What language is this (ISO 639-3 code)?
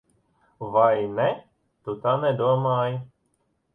lav